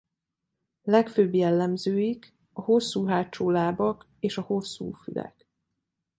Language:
Hungarian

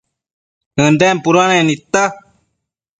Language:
Matsés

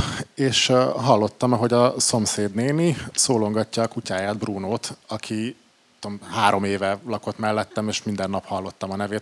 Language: Hungarian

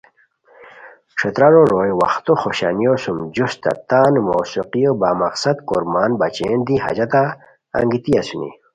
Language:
Khowar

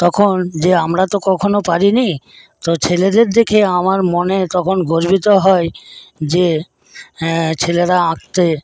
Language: Bangla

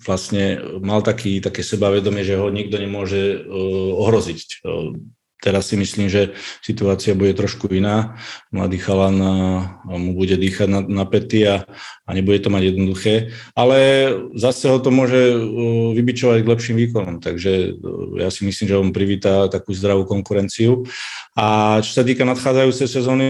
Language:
Czech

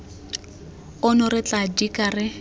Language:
Tswana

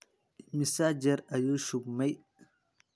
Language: Somali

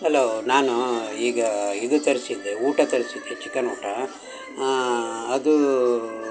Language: Kannada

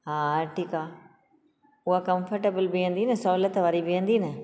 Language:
Sindhi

